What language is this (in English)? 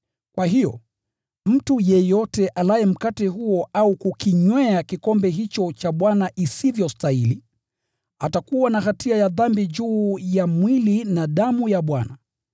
Swahili